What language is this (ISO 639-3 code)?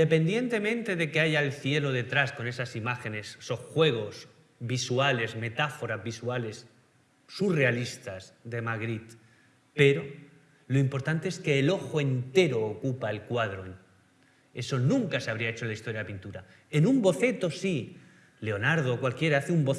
spa